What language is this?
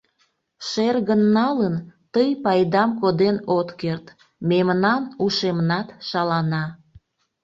Mari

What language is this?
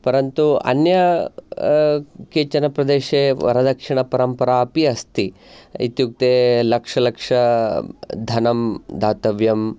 Sanskrit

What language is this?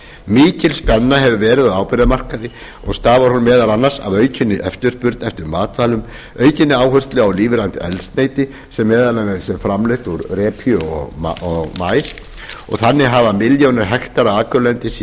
Icelandic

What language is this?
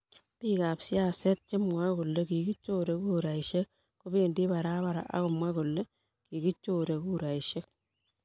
Kalenjin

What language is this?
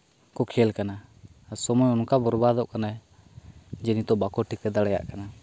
Santali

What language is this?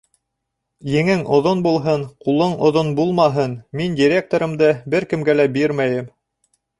Bashkir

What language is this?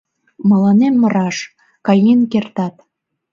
Mari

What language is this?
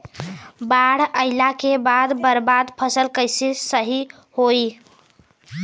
Bhojpuri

